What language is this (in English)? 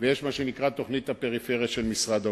Hebrew